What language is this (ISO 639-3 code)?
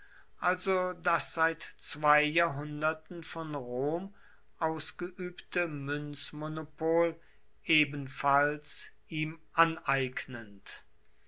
deu